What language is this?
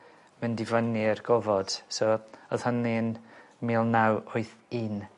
Welsh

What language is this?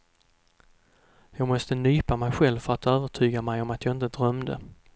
Swedish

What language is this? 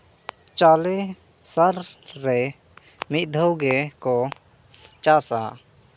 Santali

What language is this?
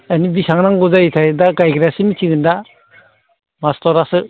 Bodo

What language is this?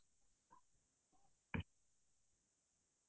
Assamese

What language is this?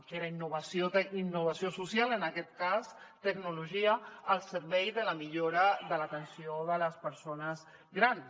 Catalan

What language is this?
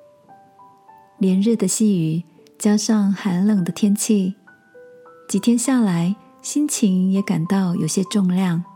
Chinese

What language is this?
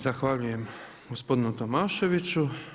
Croatian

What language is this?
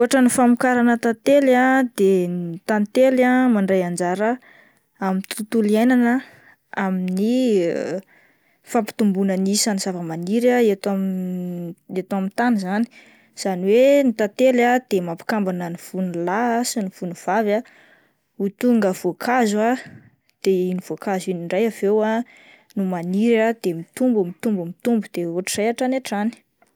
Malagasy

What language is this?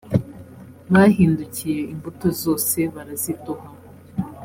Kinyarwanda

